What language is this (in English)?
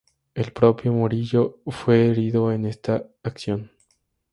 Spanish